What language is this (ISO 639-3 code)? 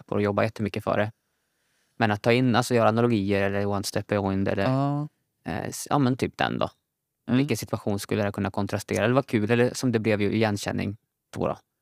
swe